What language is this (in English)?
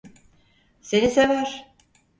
Turkish